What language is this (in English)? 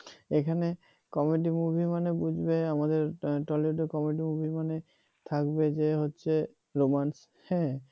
Bangla